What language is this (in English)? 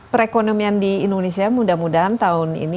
Indonesian